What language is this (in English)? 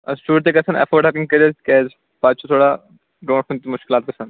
Kashmiri